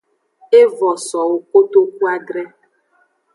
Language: Aja (Benin)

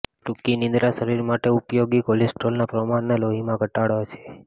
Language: Gujarati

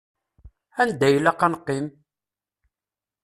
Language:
Kabyle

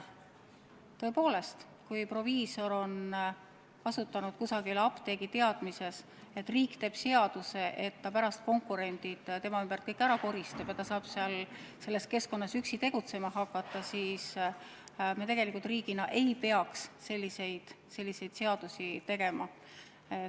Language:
Estonian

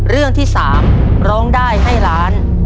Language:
Thai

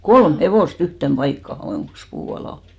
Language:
Finnish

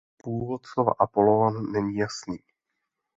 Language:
Czech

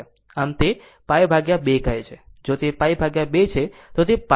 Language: Gujarati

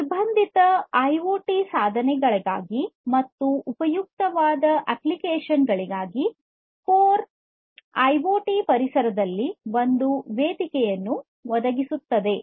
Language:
Kannada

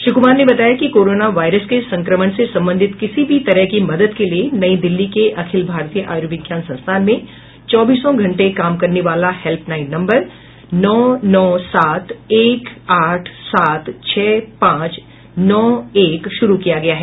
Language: Hindi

